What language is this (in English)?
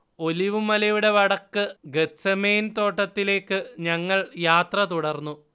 Malayalam